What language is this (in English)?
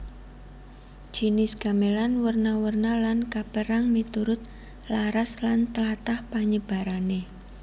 Javanese